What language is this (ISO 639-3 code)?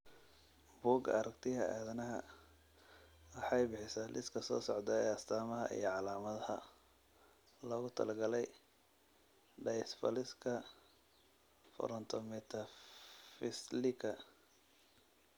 som